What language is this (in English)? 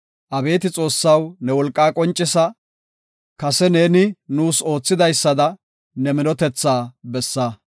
Gofa